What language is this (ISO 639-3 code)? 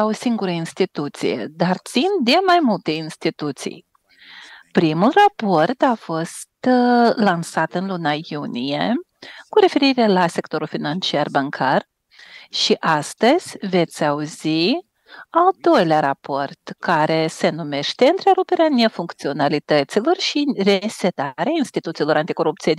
ron